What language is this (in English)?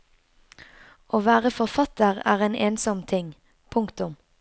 Norwegian